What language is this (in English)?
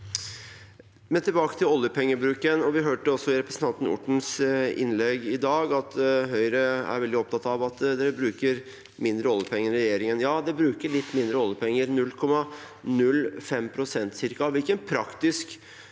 Norwegian